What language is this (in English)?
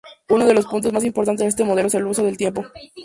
Spanish